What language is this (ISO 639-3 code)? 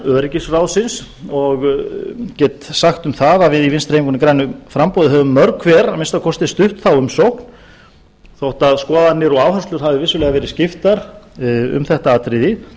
isl